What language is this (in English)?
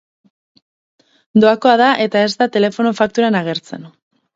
Basque